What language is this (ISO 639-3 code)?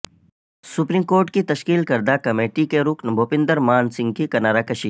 urd